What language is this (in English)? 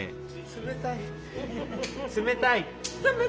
Japanese